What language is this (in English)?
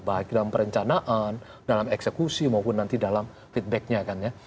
Indonesian